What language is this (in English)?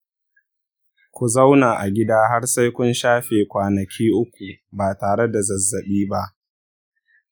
Hausa